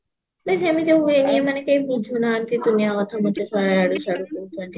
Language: Odia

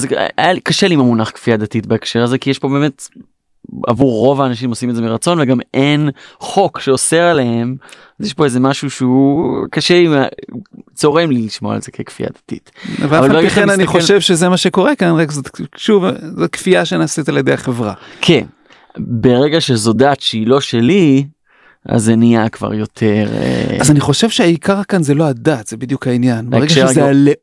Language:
Hebrew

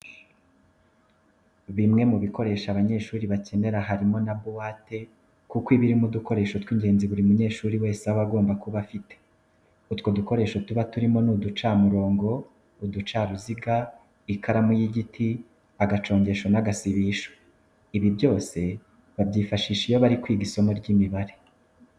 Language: Kinyarwanda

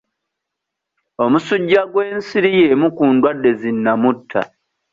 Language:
Ganda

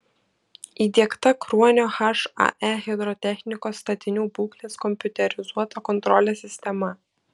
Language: Lithuanian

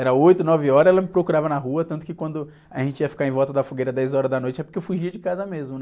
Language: Portuguese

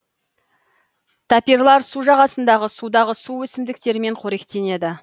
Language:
Kazakh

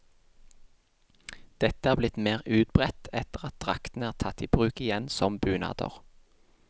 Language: Norwegian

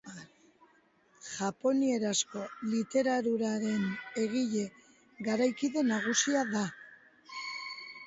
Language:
Basque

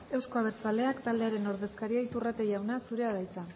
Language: Basque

